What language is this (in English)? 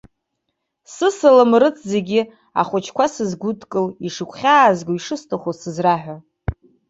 Abkhazian